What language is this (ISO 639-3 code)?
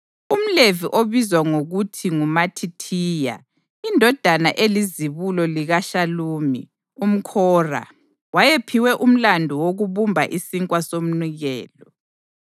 nde